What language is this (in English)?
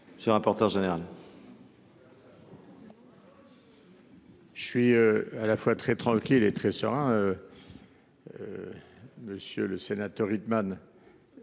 French